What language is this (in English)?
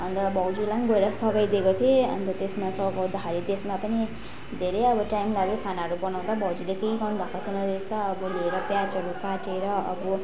Nepali